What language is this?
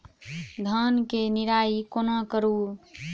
Maithili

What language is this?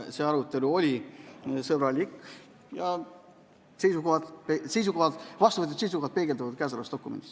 Estonian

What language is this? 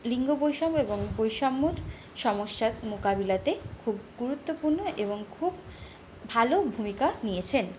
Bangla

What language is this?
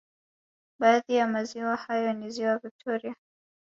Swahili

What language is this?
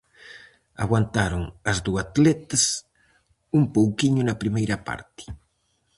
Galician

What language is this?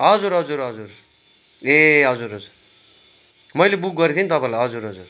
Nepali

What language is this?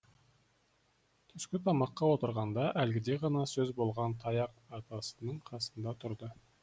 Kazakh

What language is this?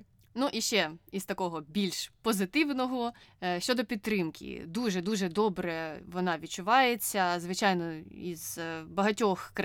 Ukrainian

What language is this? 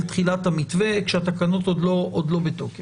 Hebrew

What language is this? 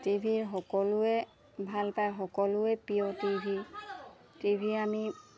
Assamese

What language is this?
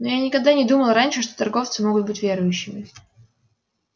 Russian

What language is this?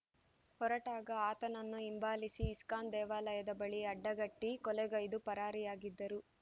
Kannada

